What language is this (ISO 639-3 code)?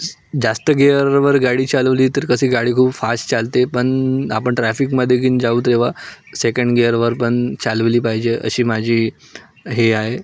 mar